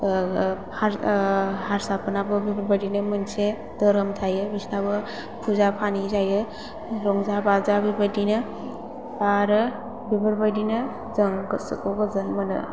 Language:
Bodo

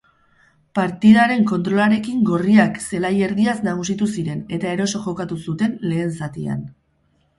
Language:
Basque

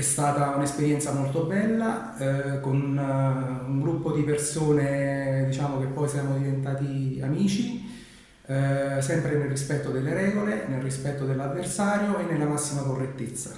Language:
Italian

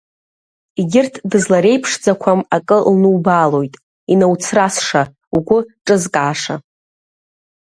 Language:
Abkhazian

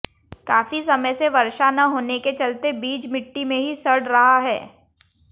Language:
Hindi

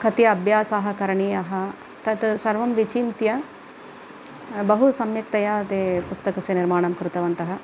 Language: Sanskrit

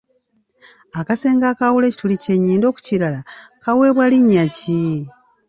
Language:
Ganda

